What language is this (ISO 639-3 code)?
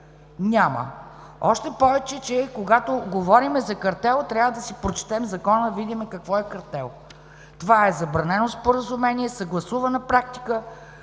bul